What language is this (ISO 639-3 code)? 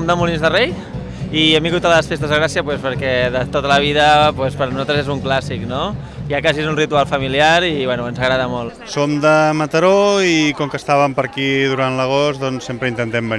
cat